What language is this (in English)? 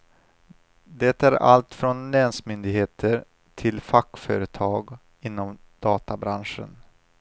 Swedish